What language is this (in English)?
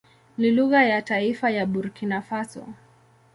Swahili